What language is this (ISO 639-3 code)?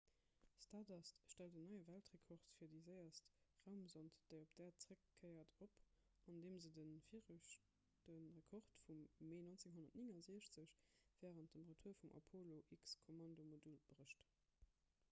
ltz